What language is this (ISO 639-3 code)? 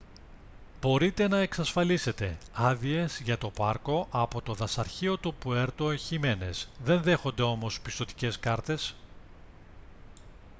ell